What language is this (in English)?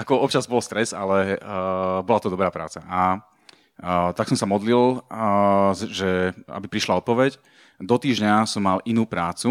Slovak